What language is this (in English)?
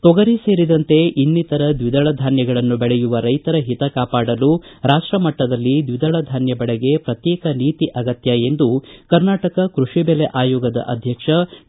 Kannada